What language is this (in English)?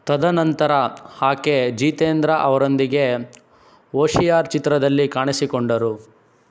Kannada